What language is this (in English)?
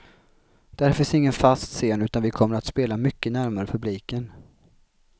Swedish